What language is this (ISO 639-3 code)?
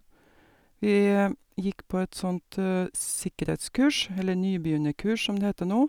nor